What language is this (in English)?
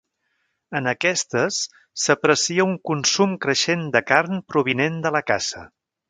Catalan